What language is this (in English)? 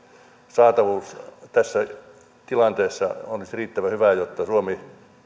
Finnish